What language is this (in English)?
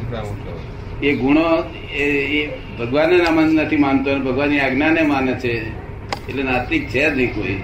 Gujarati